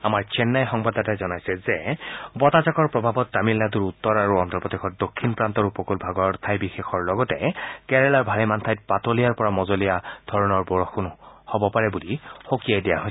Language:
Assamese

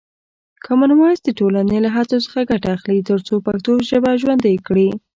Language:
Pashto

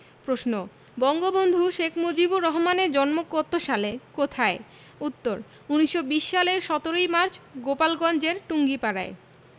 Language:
Bangla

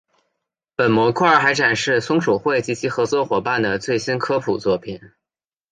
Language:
Chinese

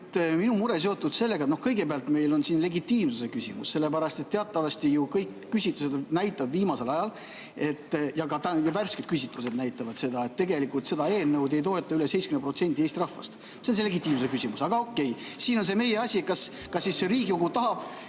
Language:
Estonian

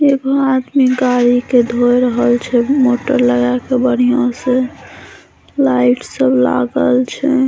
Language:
Maithili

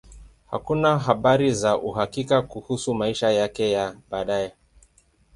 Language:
Swahili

